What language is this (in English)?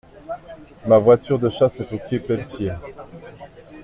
French